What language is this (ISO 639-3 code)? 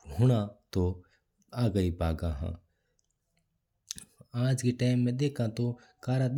mtr